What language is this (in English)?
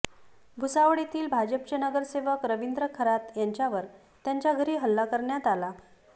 Marathi